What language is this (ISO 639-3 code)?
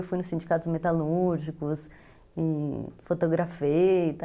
por